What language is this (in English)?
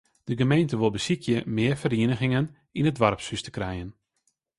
Western Frisian